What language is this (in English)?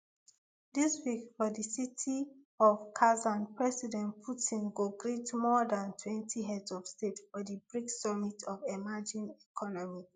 Nigerian Pidgin